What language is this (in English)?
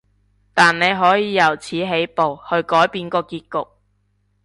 Cantonese